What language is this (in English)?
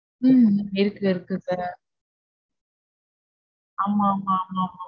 Tamil